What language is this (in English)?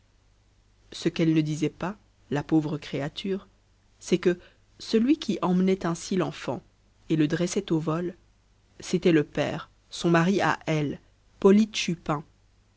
French